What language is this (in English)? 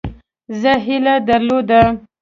Pashto